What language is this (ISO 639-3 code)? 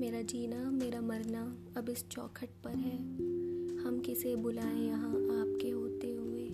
urd